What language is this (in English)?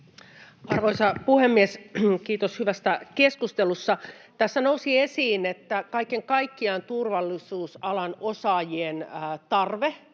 Finnish